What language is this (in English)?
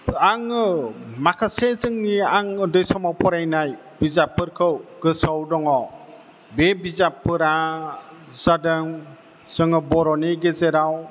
Bodo